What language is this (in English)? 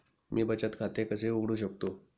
Marathi